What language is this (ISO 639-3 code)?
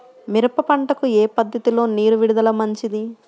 tel